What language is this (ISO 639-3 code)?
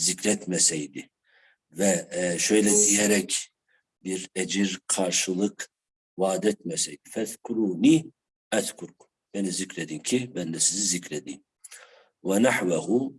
tur